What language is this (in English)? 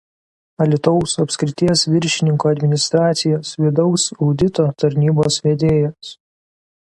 Lithuanian